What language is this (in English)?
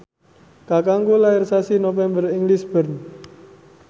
Javanese